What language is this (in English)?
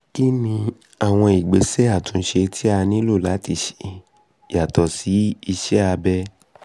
Yoruba